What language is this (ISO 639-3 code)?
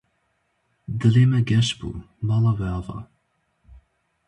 kur